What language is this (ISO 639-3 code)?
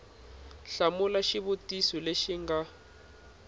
tso